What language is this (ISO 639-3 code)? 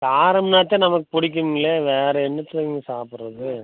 tam